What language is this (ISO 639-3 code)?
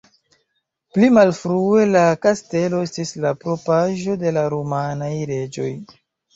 epo